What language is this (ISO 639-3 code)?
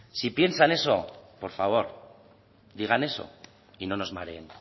spa